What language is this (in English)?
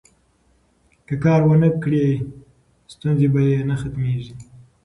Pashto